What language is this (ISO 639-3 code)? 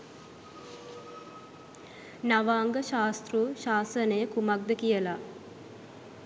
sin